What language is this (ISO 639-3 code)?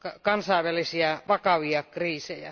fin